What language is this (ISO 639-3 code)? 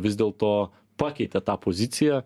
lit